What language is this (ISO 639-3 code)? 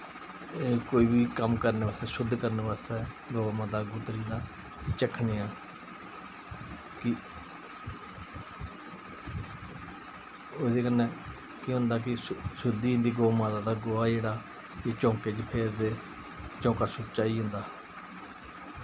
doi